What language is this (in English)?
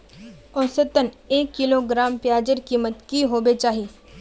Magahi